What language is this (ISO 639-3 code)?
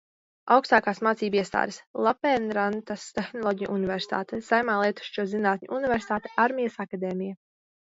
lav